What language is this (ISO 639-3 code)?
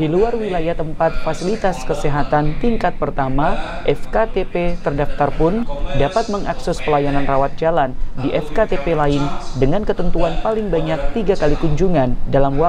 ind